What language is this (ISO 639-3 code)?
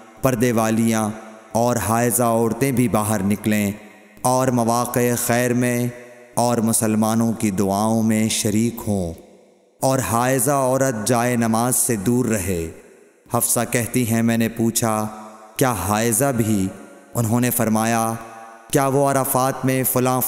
urd